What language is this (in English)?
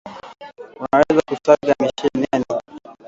Swahili